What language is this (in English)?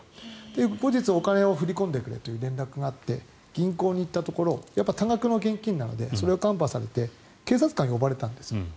Japanese